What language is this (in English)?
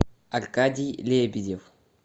Russian